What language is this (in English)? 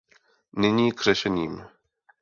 Czech